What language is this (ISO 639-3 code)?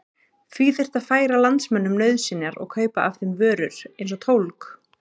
isl